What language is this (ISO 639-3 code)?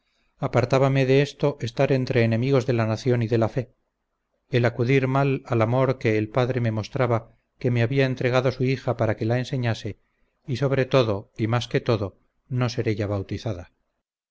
spa